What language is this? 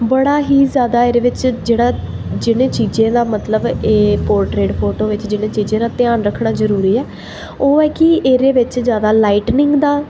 Dogri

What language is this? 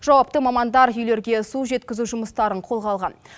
Kazakh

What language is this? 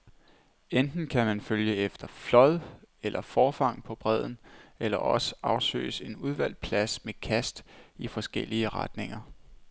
Danish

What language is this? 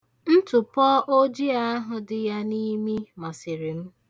Igbo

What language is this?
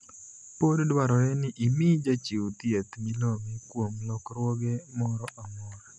Luo (Kenya and Tanzania)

